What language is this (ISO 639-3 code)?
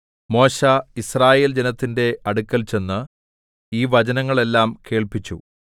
mal